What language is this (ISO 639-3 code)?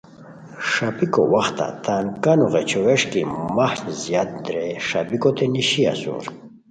khw